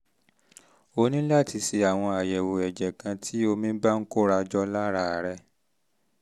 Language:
Yoruba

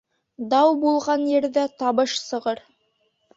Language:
Bashkir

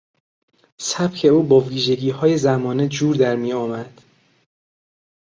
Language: Persian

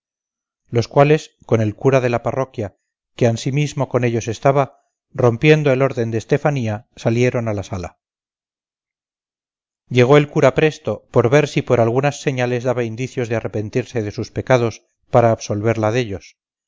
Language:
Spanish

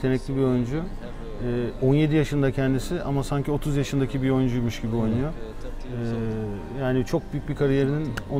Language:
Turkish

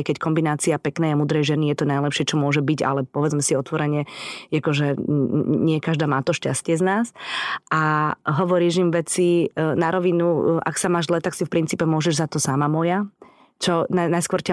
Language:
Slovak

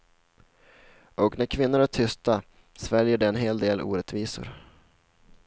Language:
Swedish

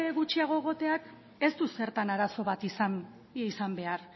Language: Basque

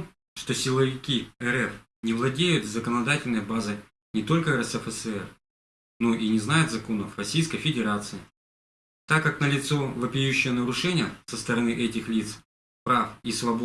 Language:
Russian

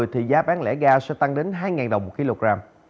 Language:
Vietnamese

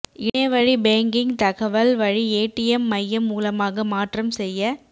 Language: Tamil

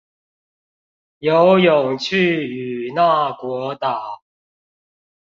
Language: Chinese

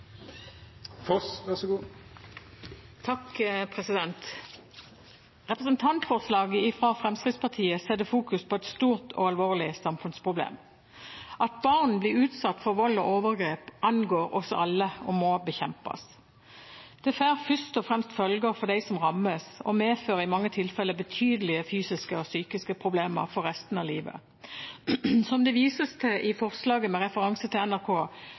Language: Norwegian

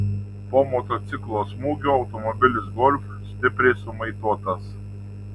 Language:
Lithuanian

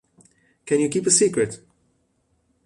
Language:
Italian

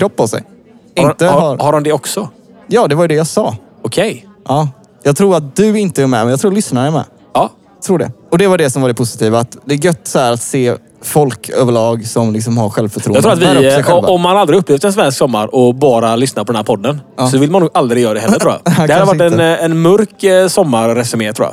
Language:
Swedish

